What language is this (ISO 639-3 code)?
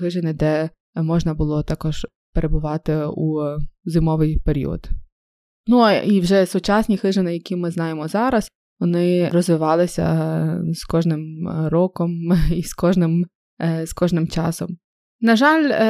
ukr